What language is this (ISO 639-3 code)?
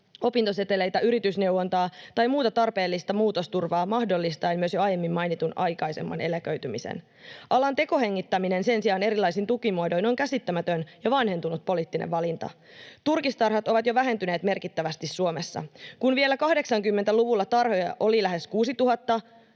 fin